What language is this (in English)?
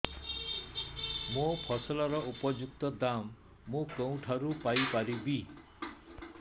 Odia